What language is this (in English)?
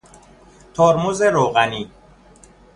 Persian